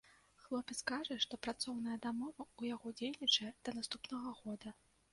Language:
Belarusian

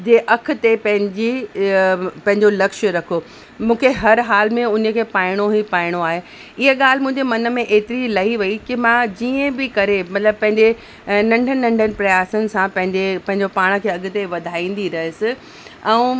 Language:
Sindhi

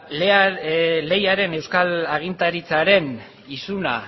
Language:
Basque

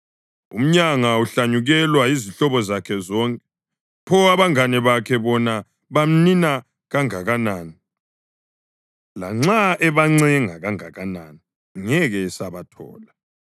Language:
North Ndebele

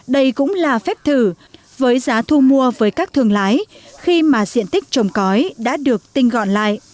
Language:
Vietnamese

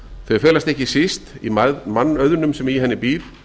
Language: Icelandic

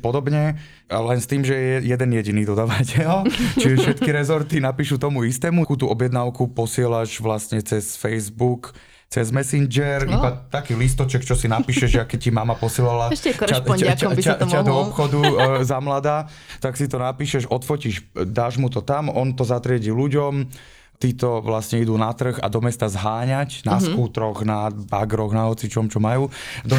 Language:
Slovak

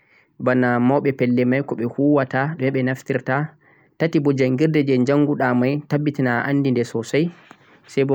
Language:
Central-Eastern Niger Fulfulde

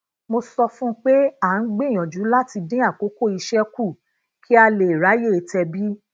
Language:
Yoruba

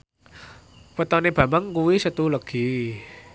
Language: Javanese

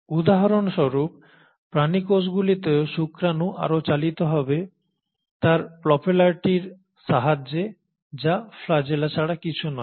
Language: Bangla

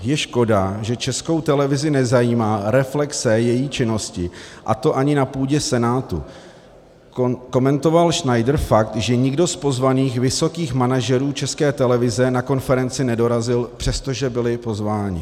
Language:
Czech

